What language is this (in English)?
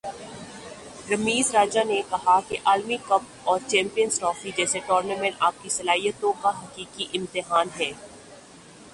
Urdu